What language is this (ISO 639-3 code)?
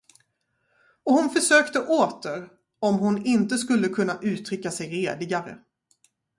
swe